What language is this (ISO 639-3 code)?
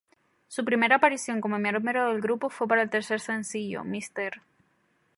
spa